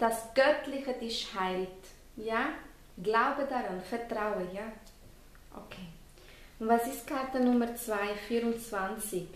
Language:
German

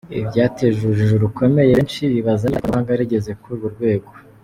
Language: Kinyarwanda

